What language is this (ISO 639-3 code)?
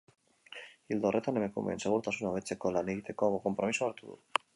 eus